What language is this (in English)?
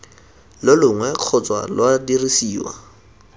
Tswana